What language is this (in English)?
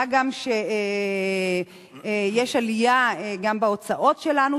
Hebrew